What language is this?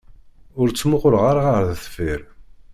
Kabyle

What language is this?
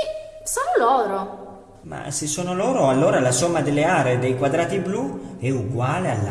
Italian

